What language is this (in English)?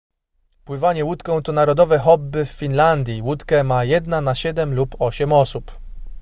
Polish